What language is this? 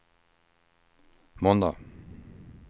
Swedish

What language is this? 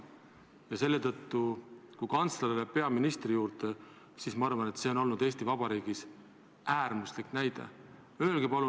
Estonian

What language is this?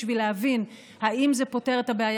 Hebrew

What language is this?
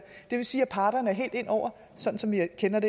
Danish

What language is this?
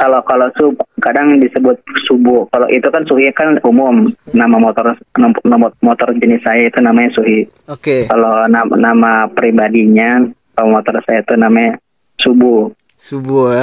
Indonesian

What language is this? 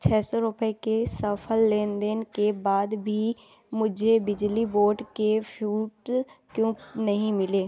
Hindi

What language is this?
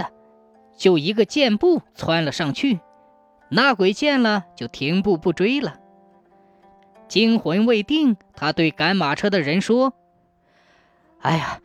Chinese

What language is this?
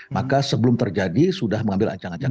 Indonesian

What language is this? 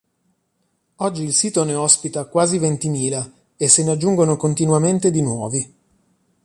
Italian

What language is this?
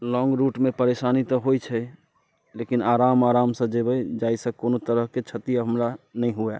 Maithili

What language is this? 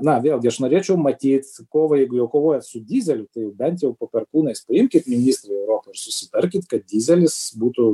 Lithuanian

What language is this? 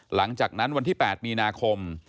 Thai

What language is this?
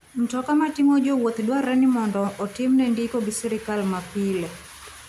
Luo (Kenya and Tanzania)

